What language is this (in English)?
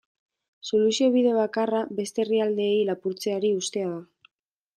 Basque